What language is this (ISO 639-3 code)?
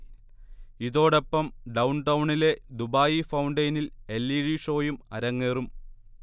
mal